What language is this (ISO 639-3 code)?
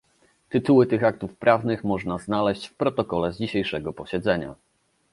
pol